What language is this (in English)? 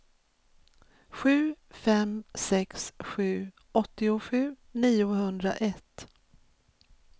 Swedish